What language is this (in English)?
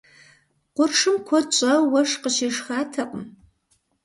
Kabardian